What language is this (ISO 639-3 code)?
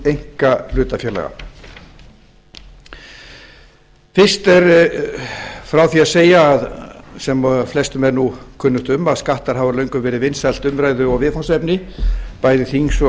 isl